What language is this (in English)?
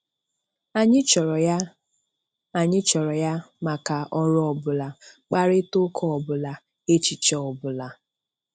Igbo